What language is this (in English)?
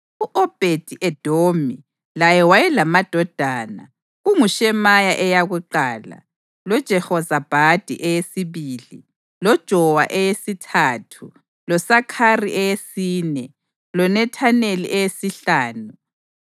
North Ndebele